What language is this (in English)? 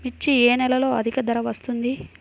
Telugu